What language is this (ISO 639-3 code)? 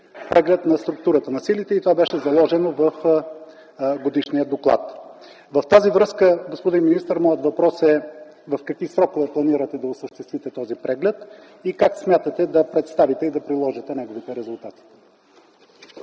bul